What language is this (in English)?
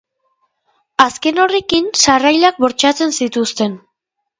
Basque